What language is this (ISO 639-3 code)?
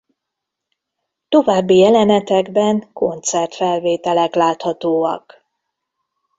hun